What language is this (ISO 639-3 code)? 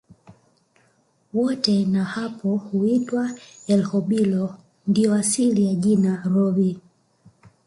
swa